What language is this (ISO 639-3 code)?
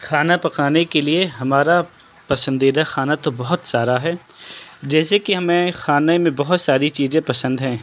urd